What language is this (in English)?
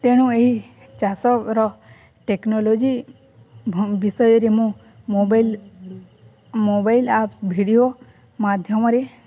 Odia